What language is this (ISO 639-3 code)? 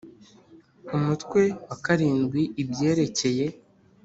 kin